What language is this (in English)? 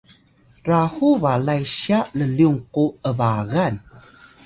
Atayal